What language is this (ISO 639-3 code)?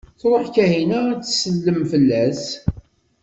kab